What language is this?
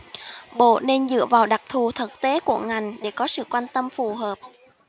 Vietnamese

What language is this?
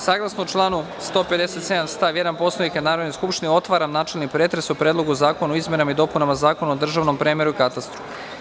Serbian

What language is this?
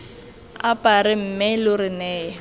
Tswana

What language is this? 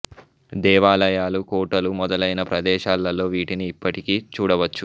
Telugu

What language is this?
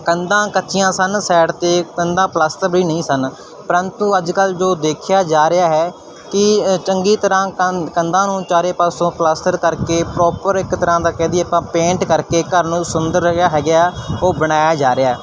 Punjabi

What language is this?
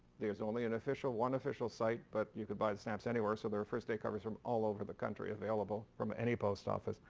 English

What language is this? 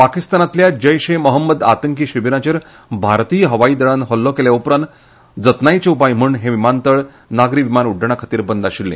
Konkani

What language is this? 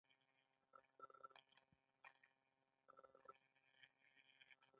Pashto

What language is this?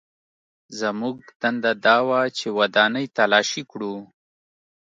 Pashto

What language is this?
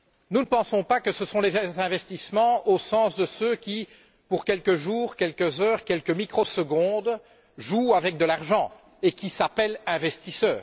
French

